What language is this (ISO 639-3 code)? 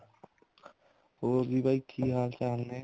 pan